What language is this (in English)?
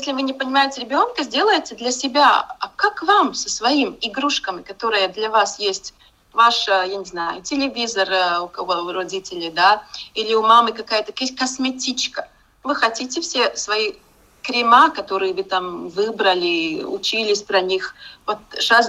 Russian